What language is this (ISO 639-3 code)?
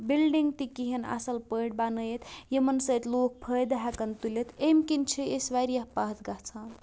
kas